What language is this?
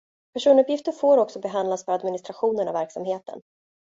Swedish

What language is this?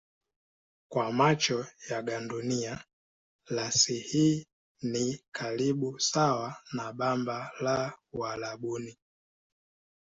Swahili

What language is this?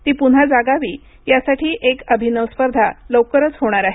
Marathi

